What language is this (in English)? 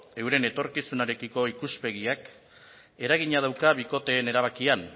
Basque